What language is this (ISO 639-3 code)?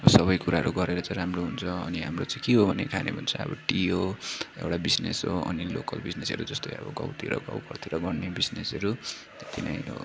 nep